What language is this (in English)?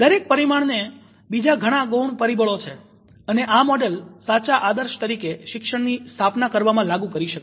Gujarati